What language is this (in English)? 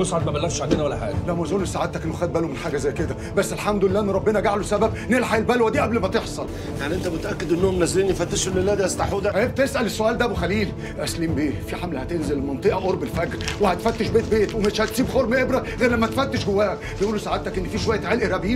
Arabic